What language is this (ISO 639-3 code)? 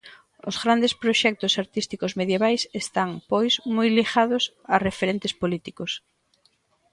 glg